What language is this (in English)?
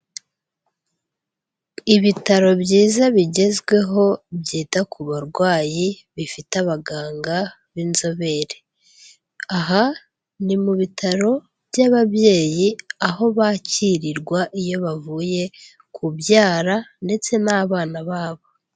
Kinyarwanda